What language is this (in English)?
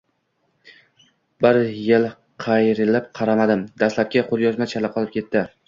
Uzbek